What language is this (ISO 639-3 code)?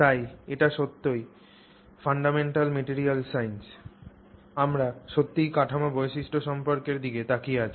ben